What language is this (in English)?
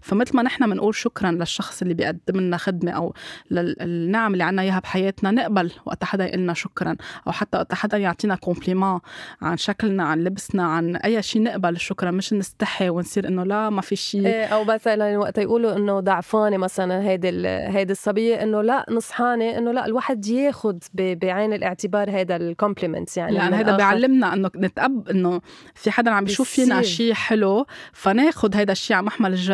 Arabic